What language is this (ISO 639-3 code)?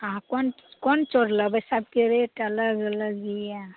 mai